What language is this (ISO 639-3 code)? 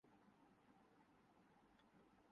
urd